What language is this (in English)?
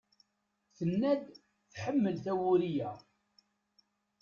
Kabyle